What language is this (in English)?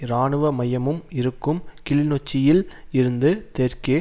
Tamil